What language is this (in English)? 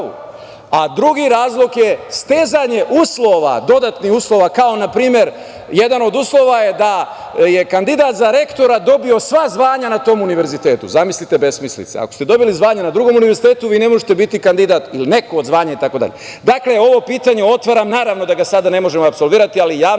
Serbian